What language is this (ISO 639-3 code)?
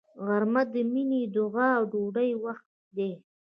pus